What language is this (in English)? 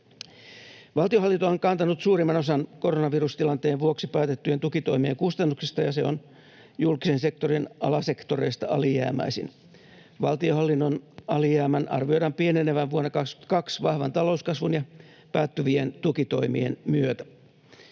Finnish